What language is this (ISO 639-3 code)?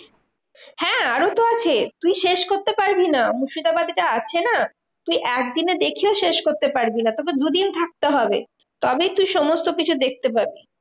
ben